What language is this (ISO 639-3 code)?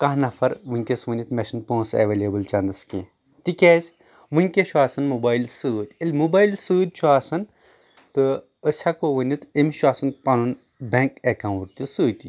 kas